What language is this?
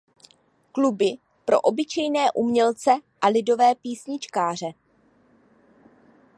Czech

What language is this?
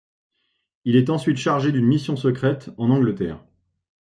French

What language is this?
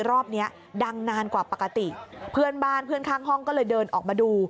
Thai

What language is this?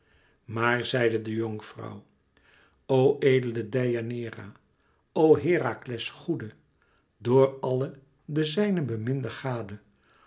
Dutch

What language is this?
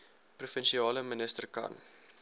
Afrikaans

